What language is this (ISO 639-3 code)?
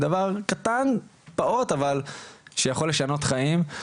heb